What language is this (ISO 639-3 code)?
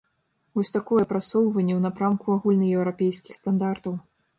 bel